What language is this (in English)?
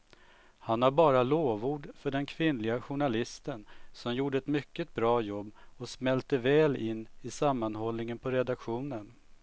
Swedish